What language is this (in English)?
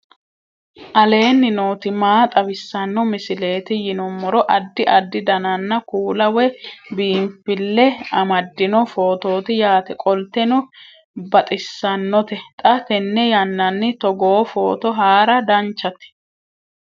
Sidamo